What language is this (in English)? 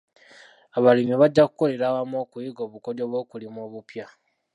Ganda